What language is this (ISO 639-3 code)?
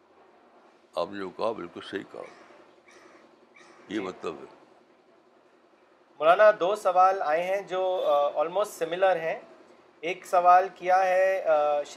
urd